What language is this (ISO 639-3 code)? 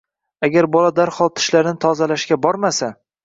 uzb